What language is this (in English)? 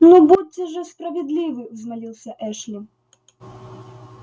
Russian